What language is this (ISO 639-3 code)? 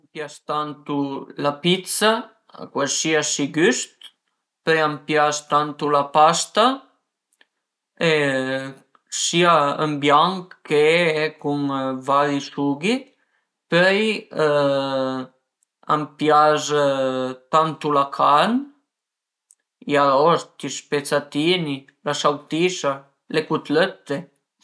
pms